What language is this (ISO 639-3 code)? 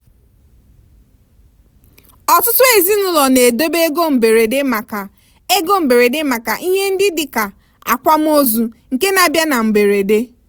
ibo